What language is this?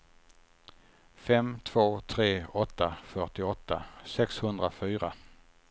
Swedish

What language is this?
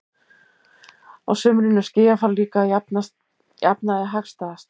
Icelandic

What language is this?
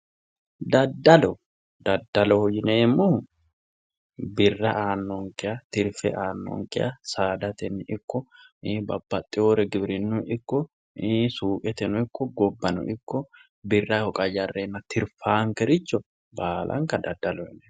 Sidamo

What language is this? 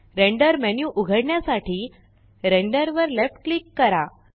Marathi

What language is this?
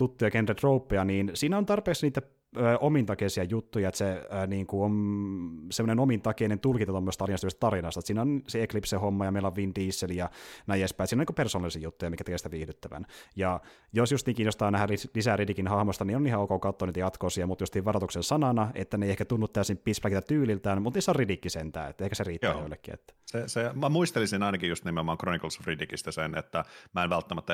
Finnish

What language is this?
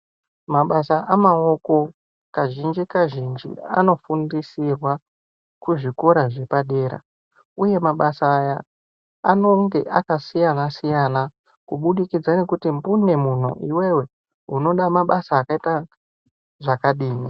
Ndau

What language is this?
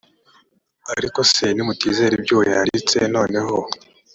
Kinyarwanda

